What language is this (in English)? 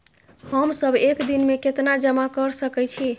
Maithili